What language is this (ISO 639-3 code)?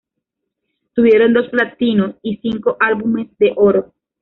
spa